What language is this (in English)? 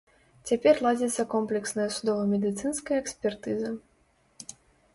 Belarusian